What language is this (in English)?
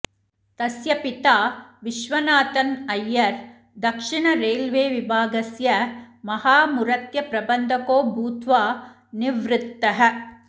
Sanskrit